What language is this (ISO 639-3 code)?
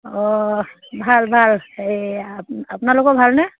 asm